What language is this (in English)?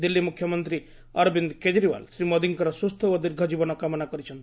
Odia